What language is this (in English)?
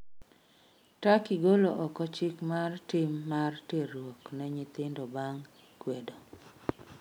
Luo (Kenya and Tanzania)